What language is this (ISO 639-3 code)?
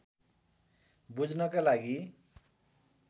nep